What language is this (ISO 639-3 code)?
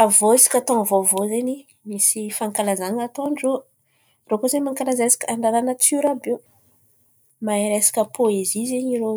xmv